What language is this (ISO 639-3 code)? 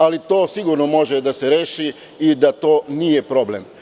srp